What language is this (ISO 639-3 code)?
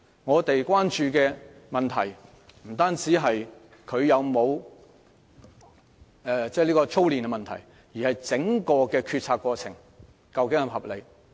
yue